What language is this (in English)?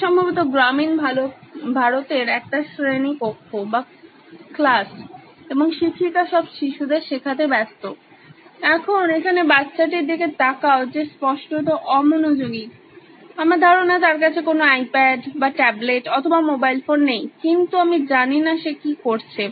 Bangla